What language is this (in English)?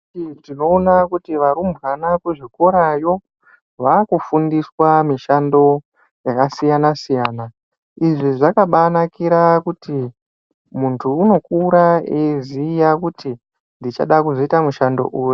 Ndau